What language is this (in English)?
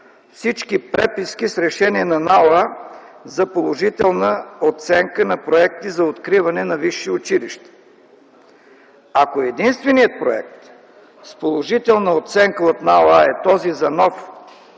Bulgarian